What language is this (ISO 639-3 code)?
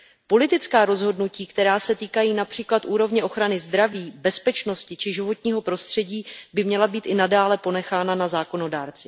ces